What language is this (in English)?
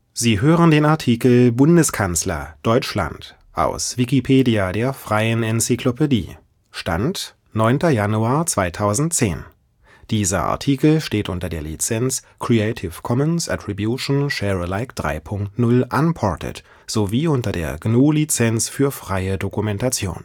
German